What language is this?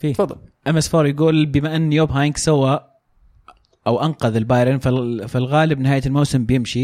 Arabic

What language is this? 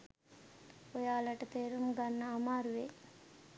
Sinhala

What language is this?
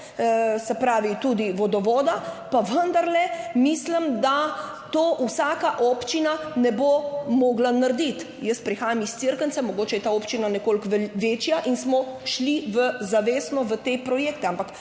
Slovenian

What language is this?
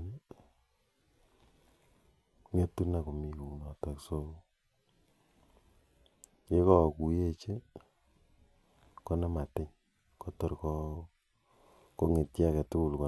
Kalenjin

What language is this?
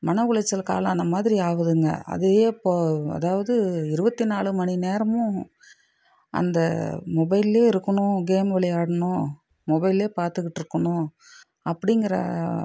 Tamil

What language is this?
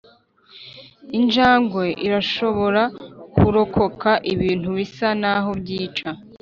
Kinyarwanda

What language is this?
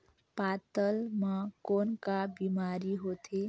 Chhattisgarhi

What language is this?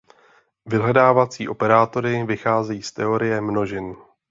Czech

